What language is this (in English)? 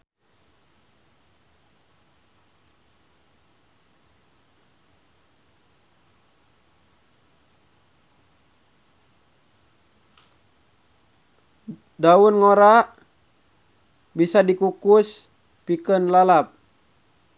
Sundanese